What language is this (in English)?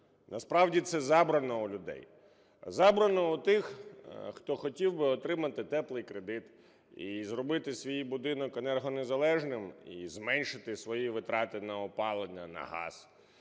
Ukrainian